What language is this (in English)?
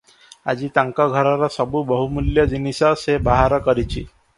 Odia